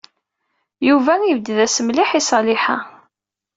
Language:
Kabyle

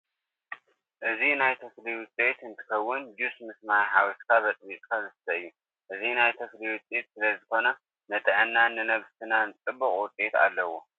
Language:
Tigrinya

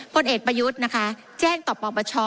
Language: Thai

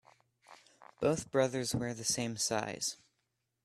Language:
English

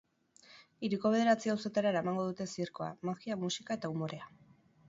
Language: Basque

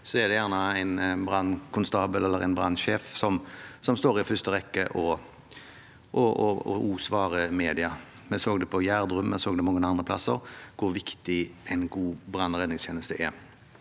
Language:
Norwegian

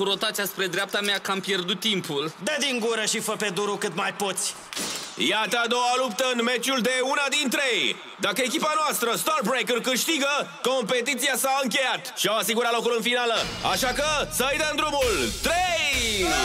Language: Romanian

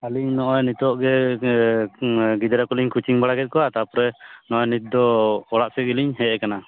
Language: Santali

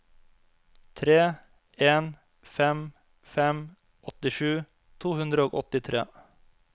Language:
Norwegian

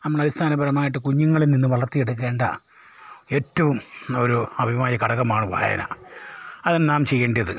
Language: Malayalam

